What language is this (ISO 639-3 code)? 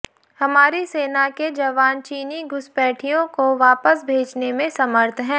hin